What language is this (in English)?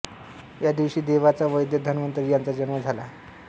Marathi